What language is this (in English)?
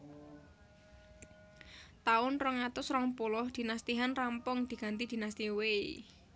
Javanese